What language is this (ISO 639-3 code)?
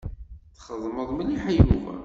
kab